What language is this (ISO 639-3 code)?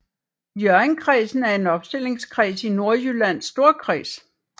dan